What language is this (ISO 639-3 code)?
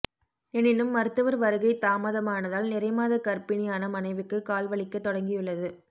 tam